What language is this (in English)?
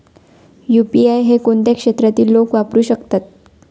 Marathi